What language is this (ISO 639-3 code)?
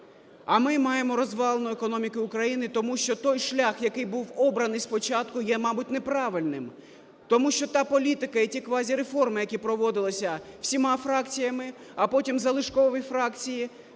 ukr